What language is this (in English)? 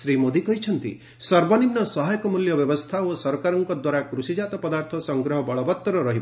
Odia